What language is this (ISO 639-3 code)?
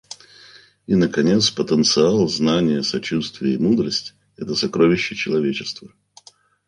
rus